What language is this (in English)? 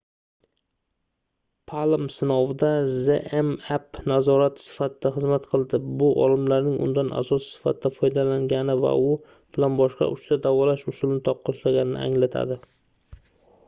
Uzbek